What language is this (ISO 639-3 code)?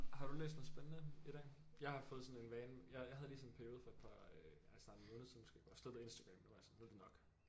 dan